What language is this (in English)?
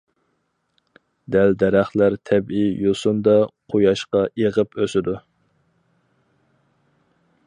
Uyghur